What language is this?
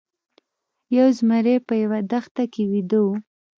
Pashto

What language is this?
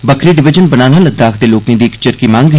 Dogri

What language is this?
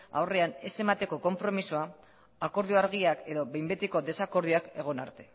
Basque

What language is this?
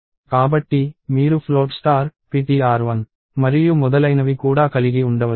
Telugu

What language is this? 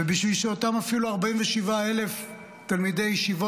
Hebrew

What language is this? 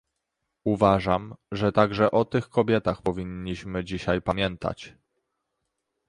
Polish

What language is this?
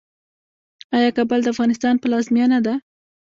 Pashto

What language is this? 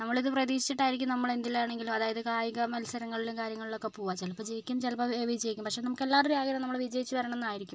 Malayalam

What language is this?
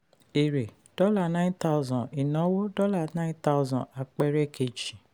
Yoruba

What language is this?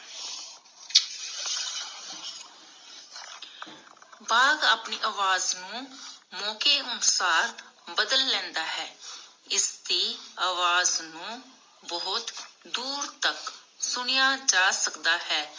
Punjabi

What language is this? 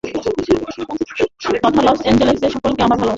Bangla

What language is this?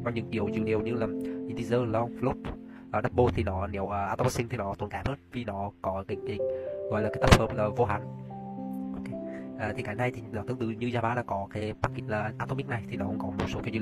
Vietnamese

